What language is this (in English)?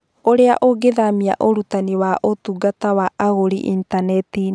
Kikuyu